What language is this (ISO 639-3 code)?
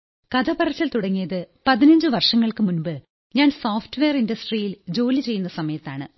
mal